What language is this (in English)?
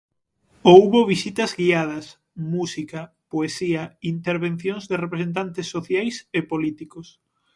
Galician